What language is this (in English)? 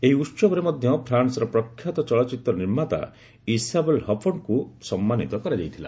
Odia